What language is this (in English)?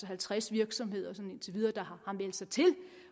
Danish